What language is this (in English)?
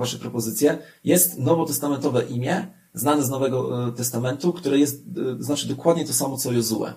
Polish